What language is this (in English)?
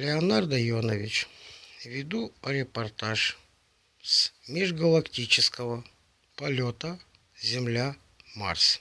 Russian